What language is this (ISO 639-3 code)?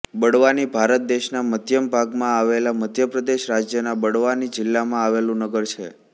guj